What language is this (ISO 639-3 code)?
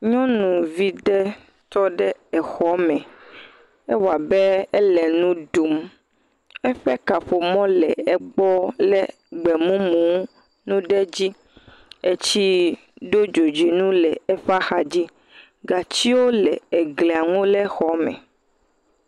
ewe